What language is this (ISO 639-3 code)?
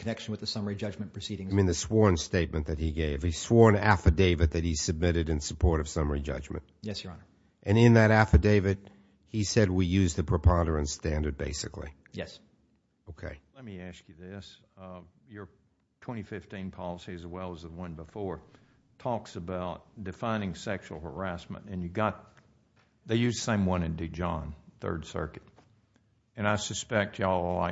eng